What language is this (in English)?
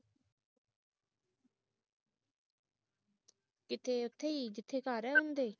Punjabi